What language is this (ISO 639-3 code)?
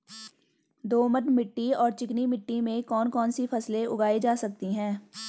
hin